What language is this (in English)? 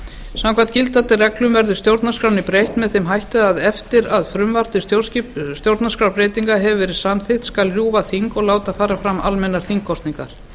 Icelandic